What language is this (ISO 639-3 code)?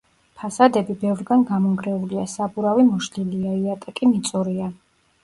kat